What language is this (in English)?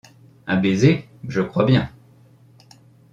French